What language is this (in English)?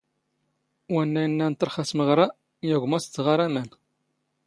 Standard Moroccan Tamazight